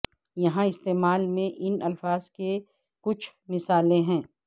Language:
Urdu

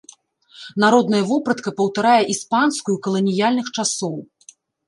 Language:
Belarusian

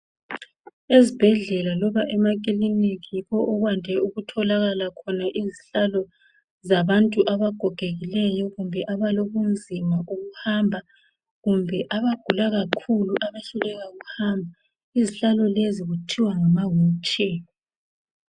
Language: North Ndebele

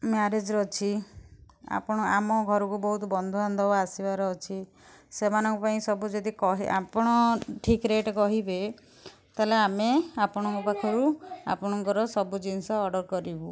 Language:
Odia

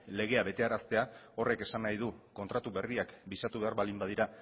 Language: Basque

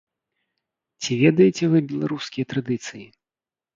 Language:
Belarusian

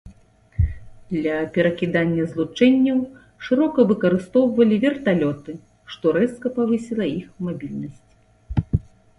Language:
Belarusian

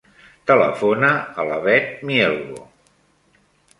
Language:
Catalan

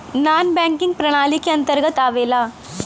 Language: Bhojpuri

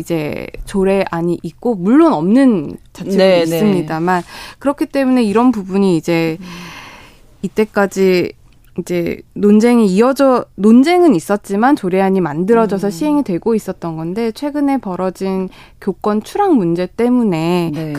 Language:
Korean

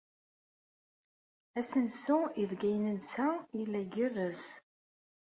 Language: Kabyle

